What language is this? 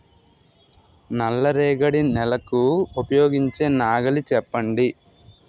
Telugu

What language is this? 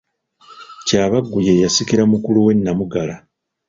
Ganda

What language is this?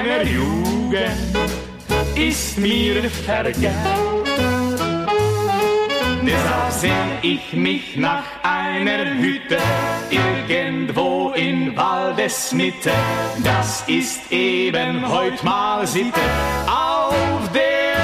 Slovak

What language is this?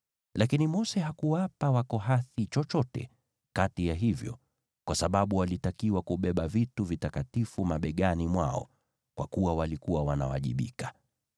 Swahili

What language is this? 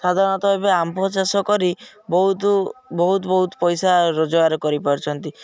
Odia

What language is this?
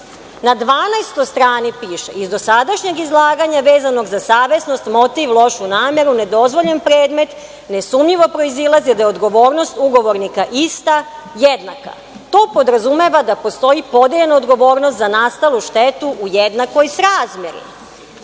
Serbian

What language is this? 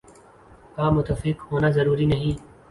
Urdu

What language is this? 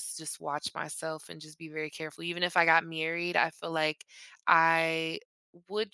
English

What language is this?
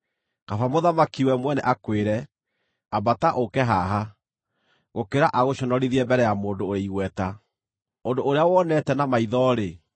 Kikuyu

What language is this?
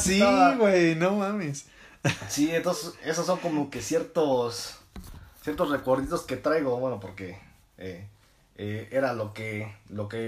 Spanish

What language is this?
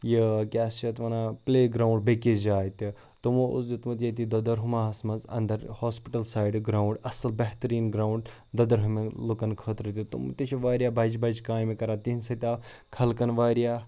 Kashmiri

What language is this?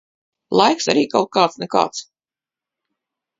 Latvian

